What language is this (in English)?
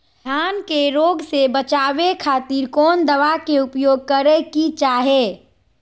Magahi